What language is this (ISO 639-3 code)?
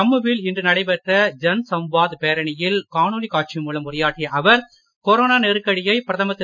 tam